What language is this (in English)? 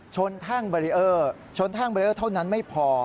Thai